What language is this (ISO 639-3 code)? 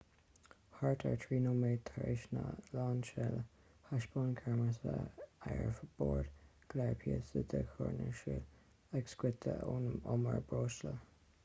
gle